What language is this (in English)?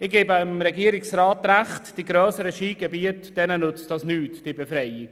Swiss German